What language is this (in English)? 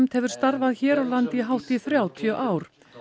Icelandic